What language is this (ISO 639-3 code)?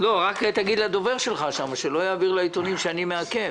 heb